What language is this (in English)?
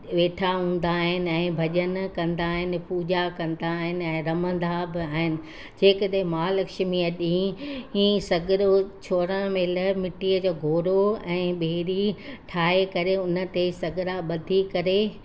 Sindhi